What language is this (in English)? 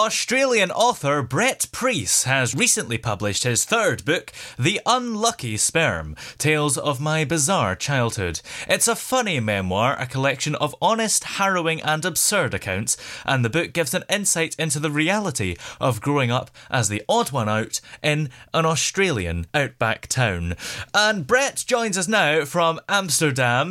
English